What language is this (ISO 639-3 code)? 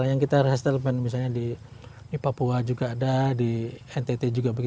ind